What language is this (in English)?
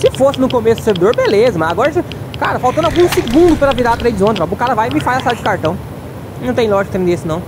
Portuguese